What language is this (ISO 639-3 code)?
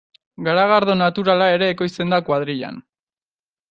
eus